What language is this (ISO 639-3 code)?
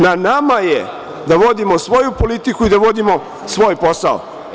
srp